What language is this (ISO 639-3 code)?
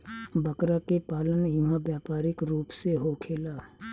bho